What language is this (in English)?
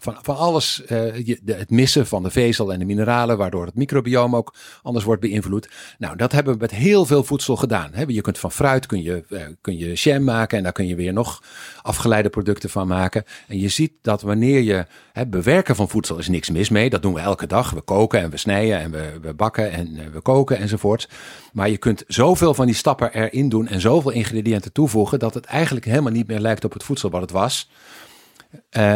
Dutch